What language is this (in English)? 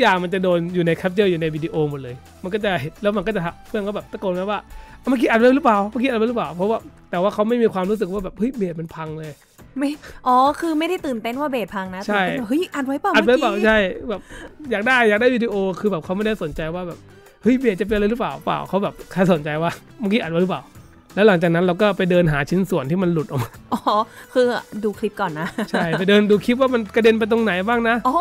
Thai